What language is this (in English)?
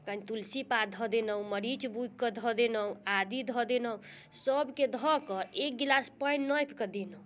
Maithili